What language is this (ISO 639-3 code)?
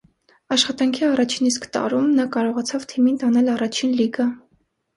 hye